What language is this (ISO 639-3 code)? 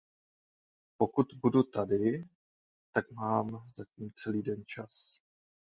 ces